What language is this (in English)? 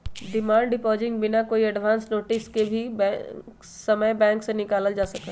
Magahi